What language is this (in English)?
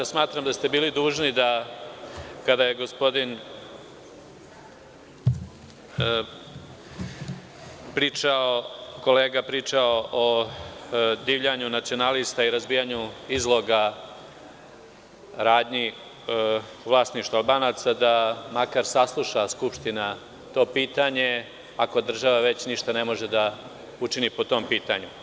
Serbian